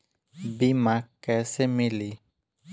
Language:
Bhojpuri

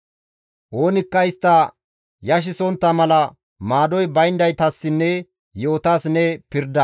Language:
Gamo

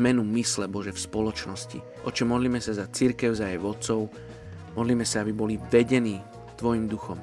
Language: Slovak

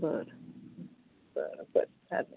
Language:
Marathi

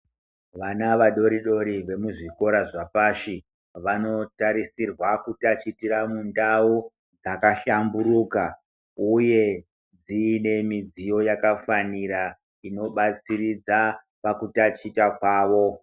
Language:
Ndau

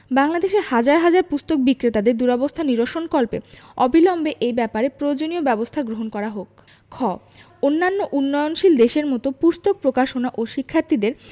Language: Bangla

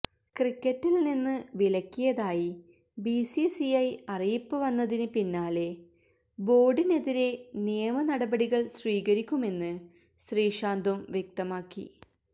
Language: Malayalam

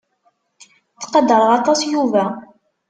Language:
Kabyle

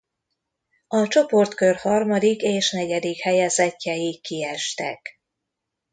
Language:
Hungarian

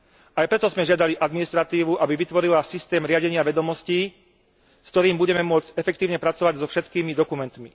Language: Slovak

